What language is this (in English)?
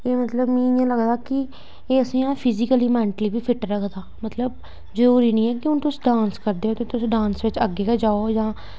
Dogri